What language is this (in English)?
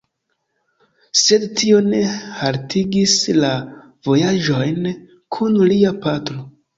Esperanto